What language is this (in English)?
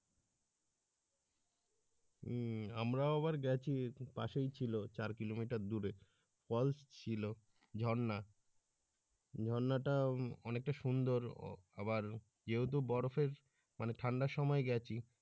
Bangla